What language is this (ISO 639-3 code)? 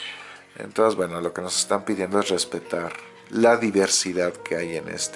spa